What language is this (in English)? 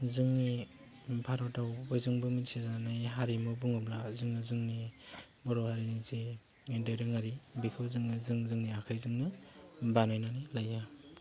Bodo